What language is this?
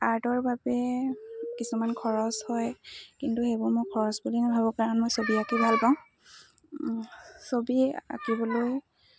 Assamese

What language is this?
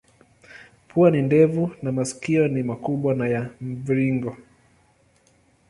Swahili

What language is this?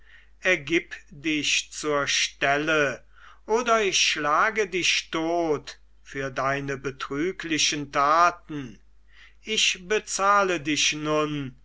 German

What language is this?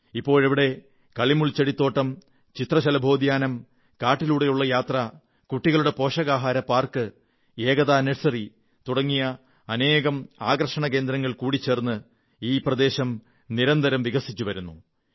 Malayalam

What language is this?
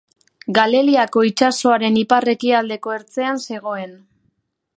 Basque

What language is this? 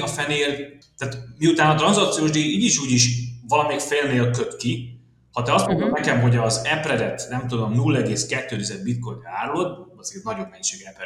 Hungarian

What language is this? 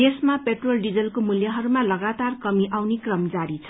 Nepali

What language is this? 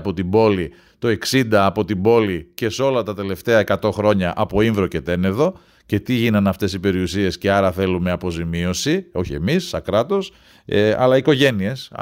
Greek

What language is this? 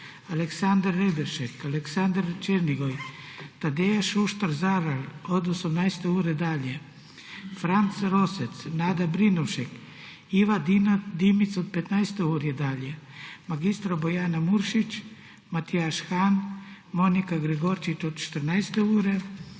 Slovenian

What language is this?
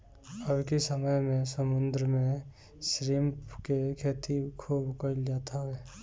Bhojpuri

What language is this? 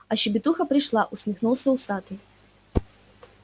Russian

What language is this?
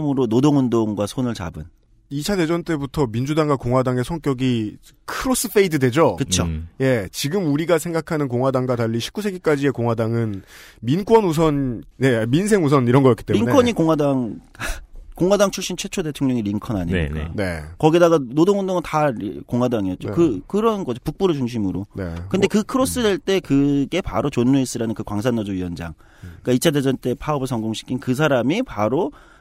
Korean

